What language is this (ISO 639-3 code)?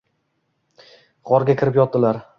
uzb